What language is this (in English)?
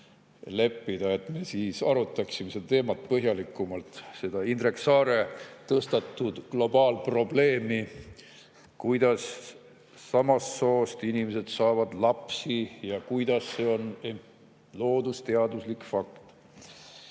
Estonian